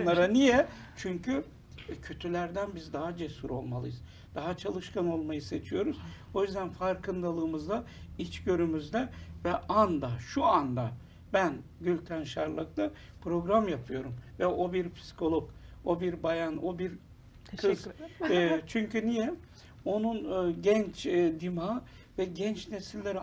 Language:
Turkish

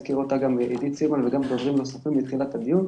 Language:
Hebrew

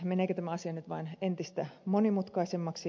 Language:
Finnish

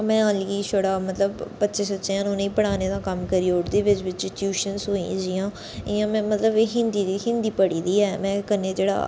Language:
Dogri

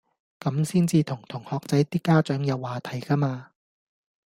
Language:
Cantonese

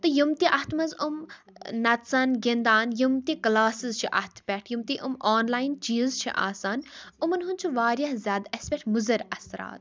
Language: Kashmiri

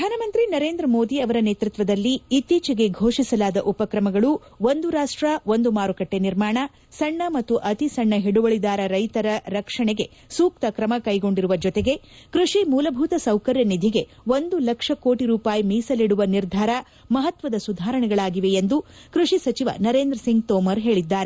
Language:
Kannada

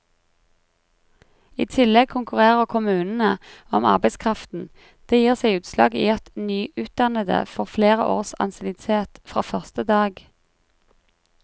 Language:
Norwegian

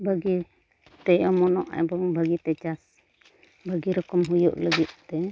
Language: Santali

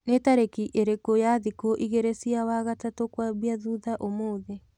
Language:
Kikuyu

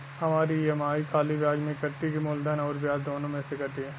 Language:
Bhojpuri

